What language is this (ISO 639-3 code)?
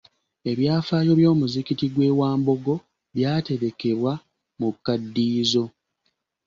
lug